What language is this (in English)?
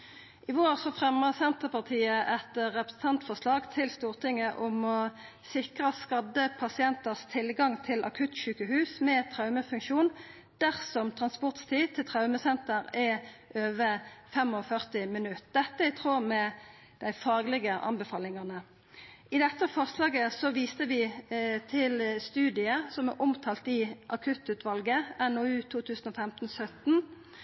Norwegian Nynorsk